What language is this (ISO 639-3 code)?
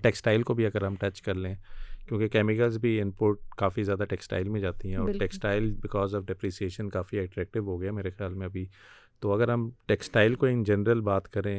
urd